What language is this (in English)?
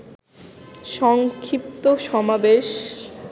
Bangla